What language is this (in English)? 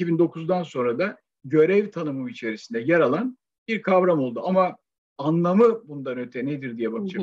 Turkish